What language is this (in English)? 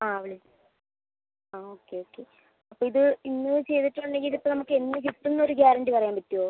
Malayalam